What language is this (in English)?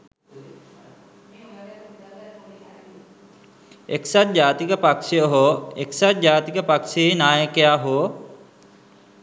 Sinhala